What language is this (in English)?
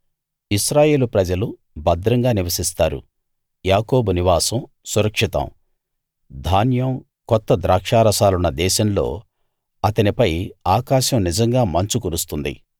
Telugu